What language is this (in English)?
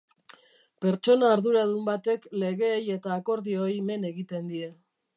Basque